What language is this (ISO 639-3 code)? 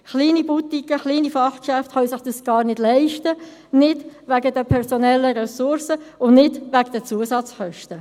gsw